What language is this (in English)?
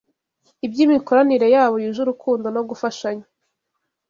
Kinyarwanda